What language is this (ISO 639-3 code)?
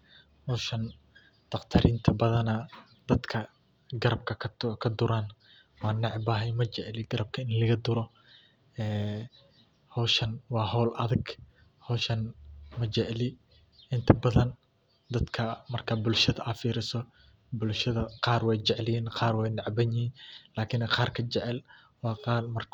som